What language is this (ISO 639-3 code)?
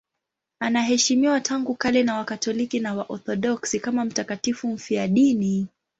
swa